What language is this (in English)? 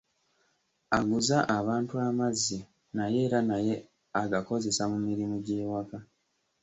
Ganda